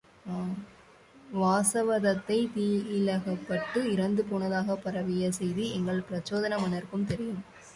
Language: Tamil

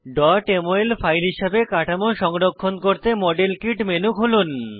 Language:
Bangla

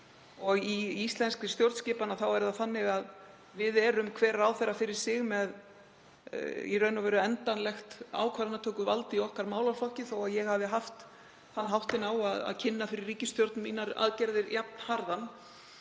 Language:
Icelandic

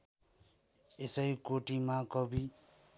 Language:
Nepali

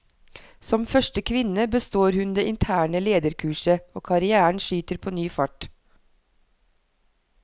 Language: Norwegian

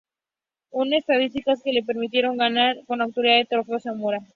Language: Spanish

